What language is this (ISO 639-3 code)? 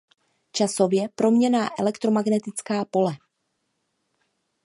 ces